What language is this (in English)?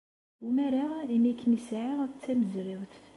Kabyle